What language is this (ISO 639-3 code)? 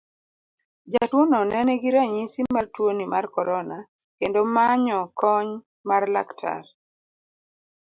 luo